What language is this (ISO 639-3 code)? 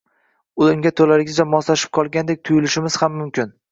uzb